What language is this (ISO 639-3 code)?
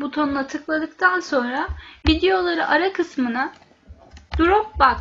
tur